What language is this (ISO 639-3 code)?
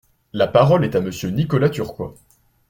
fra